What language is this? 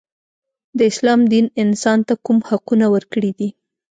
Pashto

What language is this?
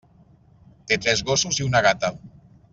Catalan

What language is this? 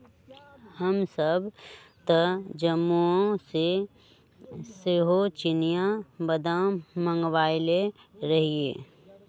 Magahi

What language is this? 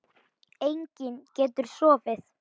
Icelandic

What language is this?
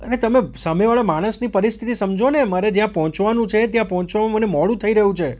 Gujarati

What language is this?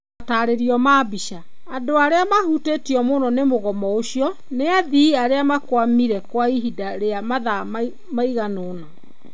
Kikuyu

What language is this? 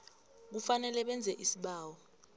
South Ndebele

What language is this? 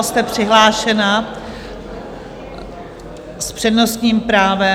Czech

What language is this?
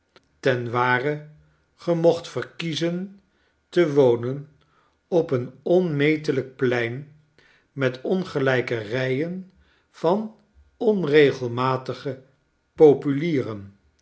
Dutch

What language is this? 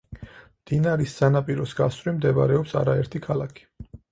Georgian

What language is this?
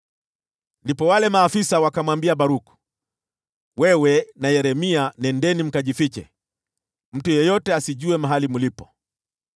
Swahili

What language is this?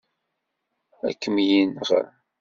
Kabyle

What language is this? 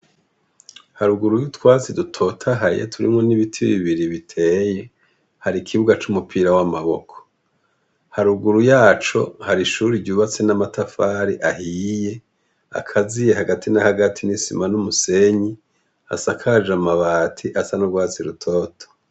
Rundi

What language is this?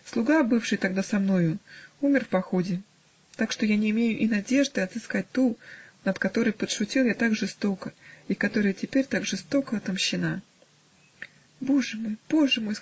Russian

